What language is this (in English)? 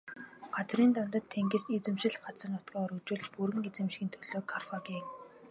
Mongolian